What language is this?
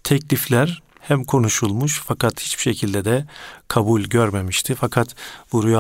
Turkish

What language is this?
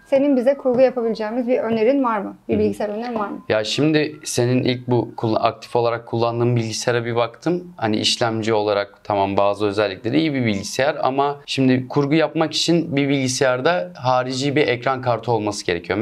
Turkish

